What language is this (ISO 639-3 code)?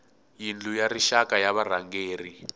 tso